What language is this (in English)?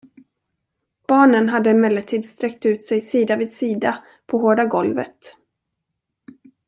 Swedish